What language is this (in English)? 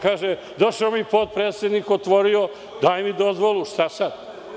Serbian